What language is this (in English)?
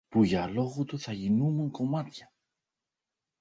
Greek